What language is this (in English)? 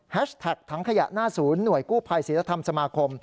Thai